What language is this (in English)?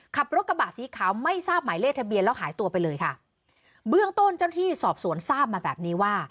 Thai